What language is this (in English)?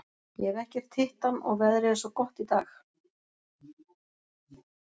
Icelandic